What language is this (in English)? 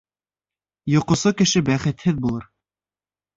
Bashkir